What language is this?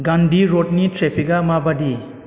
Bodo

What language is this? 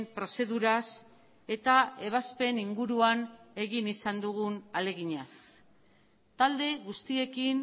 Basque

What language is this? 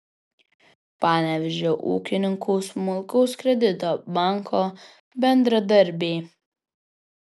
Lithuanian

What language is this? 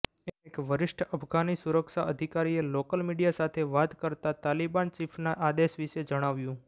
Gujarati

